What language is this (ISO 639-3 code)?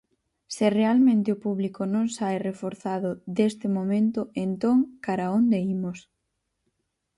glg